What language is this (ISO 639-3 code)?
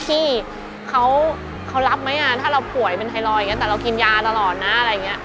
tha